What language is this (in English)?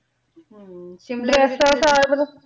Punjabi